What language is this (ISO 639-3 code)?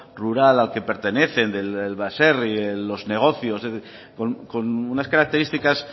spa